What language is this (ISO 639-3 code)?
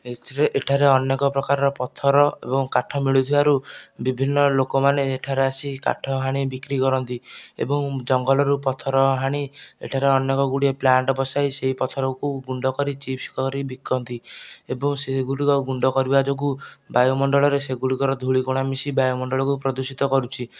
ori